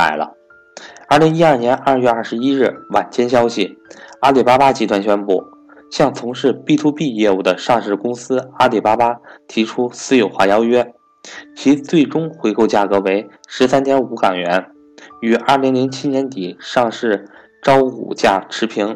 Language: Chinese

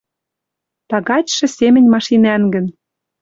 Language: Western Mari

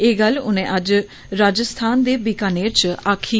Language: Dogri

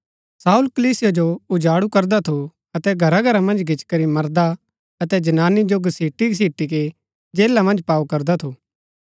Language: Gaddi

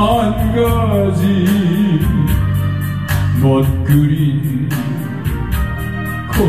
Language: Romanian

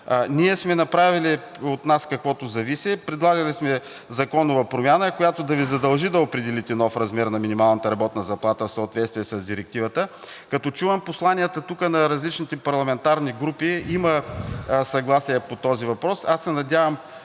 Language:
Bulgarian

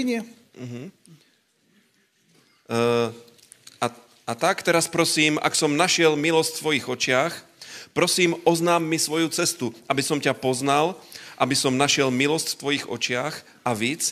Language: Slovak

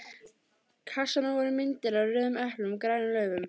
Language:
Icelandic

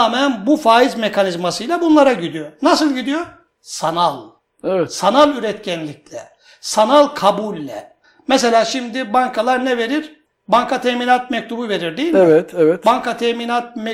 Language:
Turkish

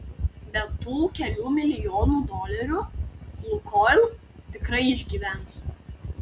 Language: Lithuanian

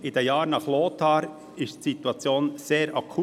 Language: Swiss German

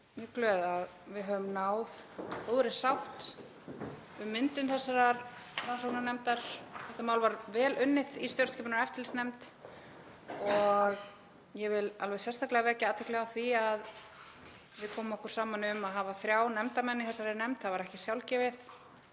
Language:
Icelandic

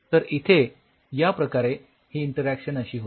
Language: Marathi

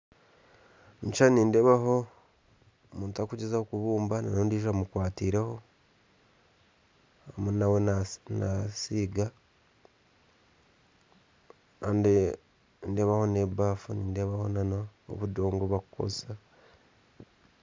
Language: Nyankole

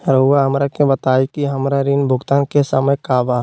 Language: Magahi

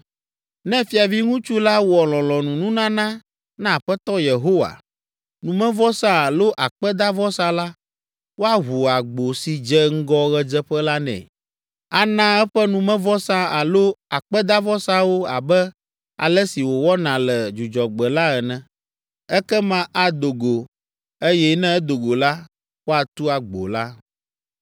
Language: Ewe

